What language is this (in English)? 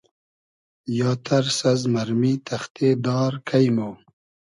Hazaragi